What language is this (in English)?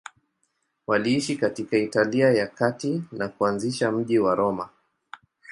Swahili